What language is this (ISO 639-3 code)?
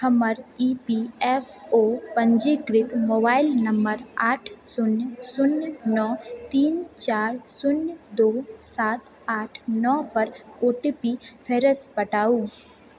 mai